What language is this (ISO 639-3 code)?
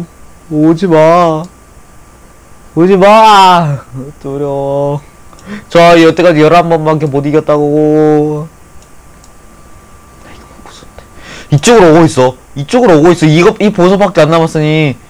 kor